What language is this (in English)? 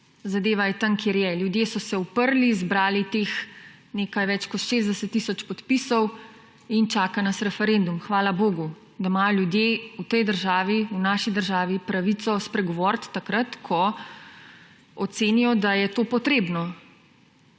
Slovenian